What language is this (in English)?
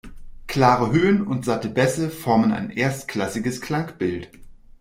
German